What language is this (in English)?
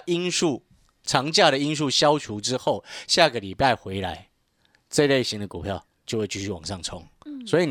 Chinese